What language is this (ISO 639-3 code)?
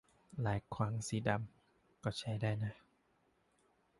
tha